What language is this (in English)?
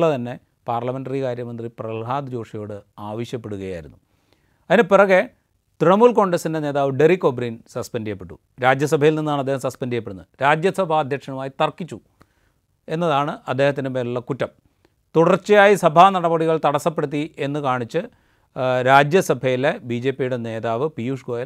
Malayalam